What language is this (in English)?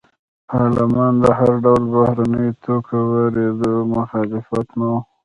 Pashto